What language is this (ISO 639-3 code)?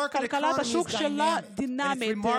heb